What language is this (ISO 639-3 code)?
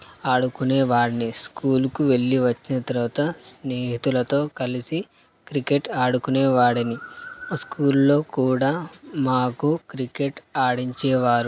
tel